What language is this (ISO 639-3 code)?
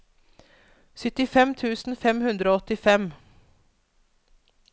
nor